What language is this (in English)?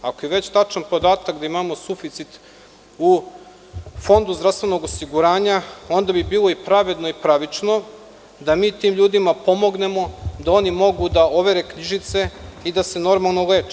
Serbian